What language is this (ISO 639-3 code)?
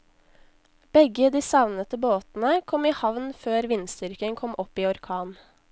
nor